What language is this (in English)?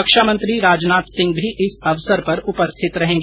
Hindi